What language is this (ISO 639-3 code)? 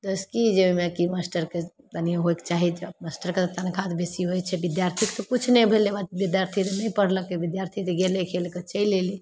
mai